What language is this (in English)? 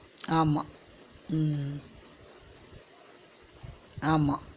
Tamil